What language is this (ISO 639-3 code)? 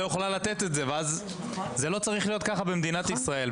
heb